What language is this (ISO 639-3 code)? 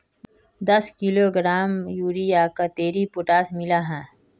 mag